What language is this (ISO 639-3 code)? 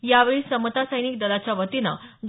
mar